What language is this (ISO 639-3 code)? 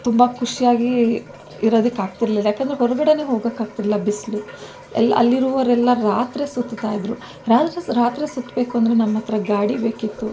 kan